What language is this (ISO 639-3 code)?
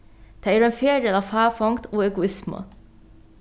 fao